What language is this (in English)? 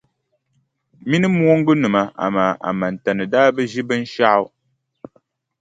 Dagbani